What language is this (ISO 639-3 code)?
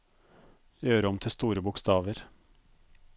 nor